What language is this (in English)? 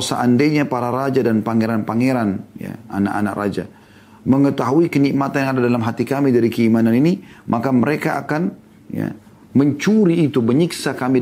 Indonesian